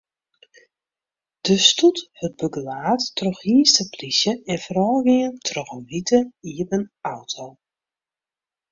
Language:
Western Frisian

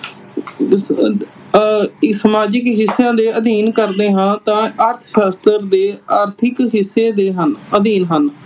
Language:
Punjabi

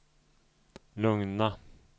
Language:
Swedish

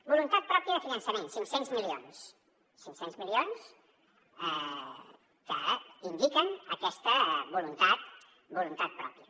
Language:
Catalan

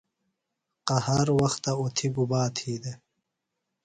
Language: Phalura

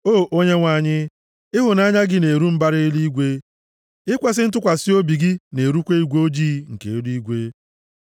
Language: Igbo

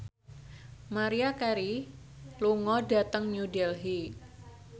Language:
Javanese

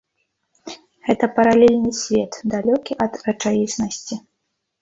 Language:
Belarusian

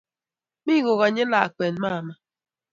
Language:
Kalenjin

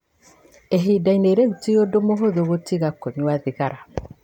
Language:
Kikuyu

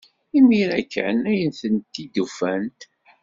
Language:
Kabyle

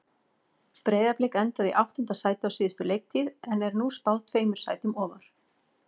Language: Icelandic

